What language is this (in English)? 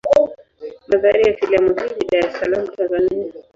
Swahili